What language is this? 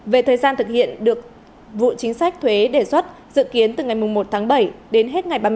Vietnamese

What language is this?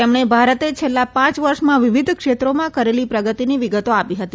Gujarati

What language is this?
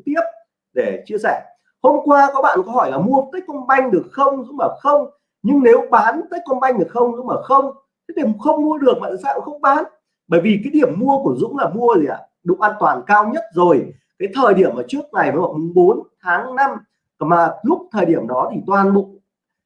Vietnamese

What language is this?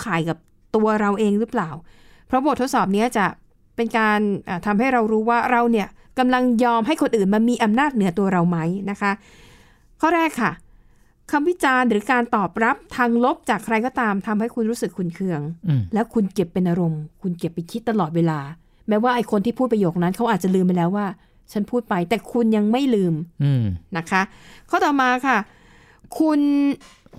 Thai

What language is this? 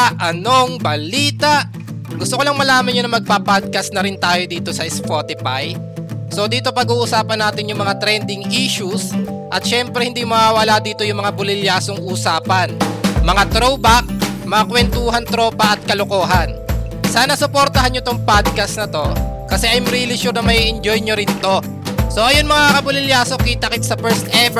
Filipino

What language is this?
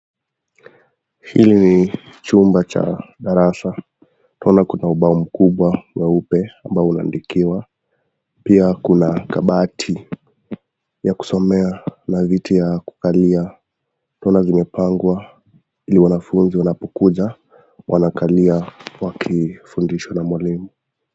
Swahili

